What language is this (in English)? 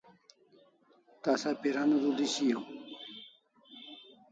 Kalasha